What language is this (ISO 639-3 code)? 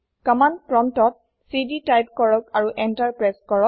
asm